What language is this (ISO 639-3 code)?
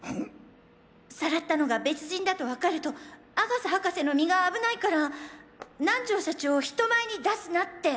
jpn